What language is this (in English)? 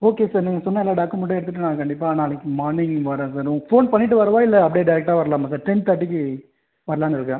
Tamil